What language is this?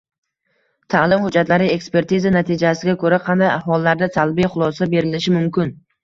Uzbek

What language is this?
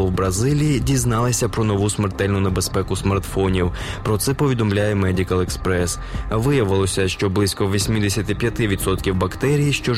Ukrainian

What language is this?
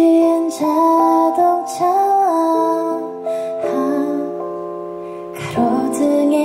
Vietnamese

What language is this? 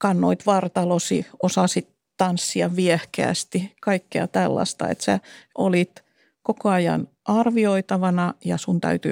Finnish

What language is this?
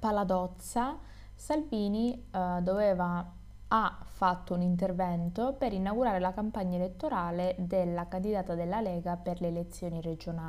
Italian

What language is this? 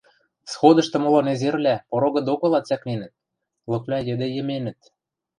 Western Mari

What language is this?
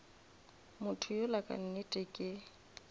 Northern Sotho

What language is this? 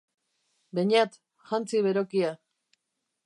Basque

